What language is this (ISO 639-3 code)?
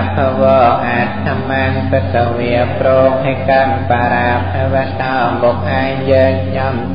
tha